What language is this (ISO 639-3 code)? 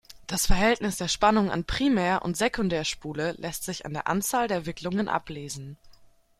deu